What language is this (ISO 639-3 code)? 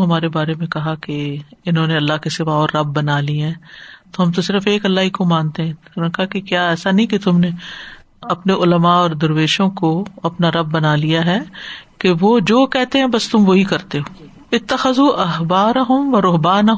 urd